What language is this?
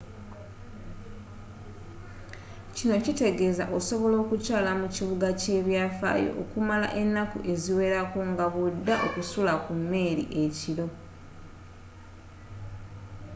Ganda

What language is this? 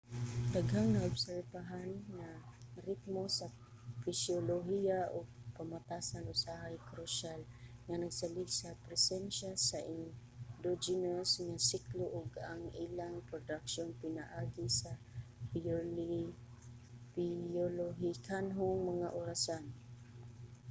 Cebuano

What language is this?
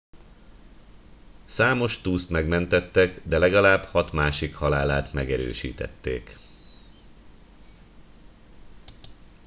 Hungarian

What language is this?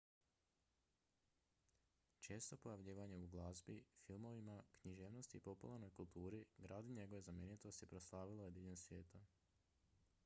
Croatian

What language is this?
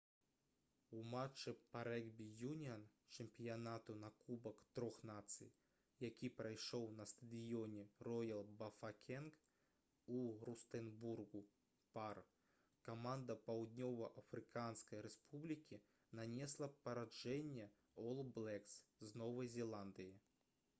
Belarusian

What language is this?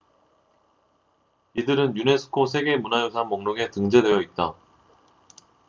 Korean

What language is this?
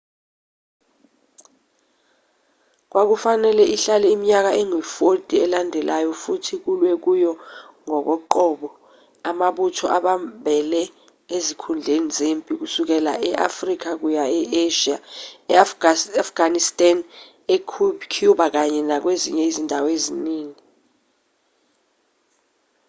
Zulu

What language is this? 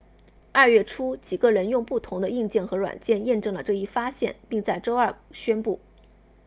Chinese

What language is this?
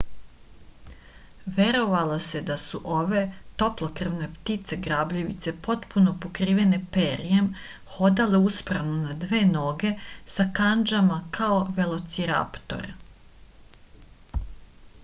Serbian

